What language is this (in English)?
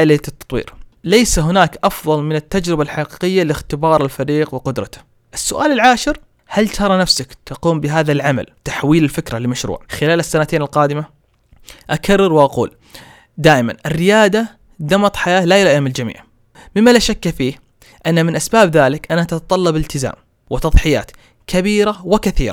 Arabic